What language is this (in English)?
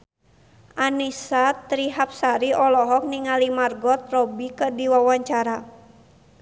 Sundanese